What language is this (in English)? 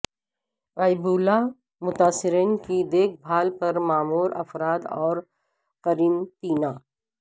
Urdu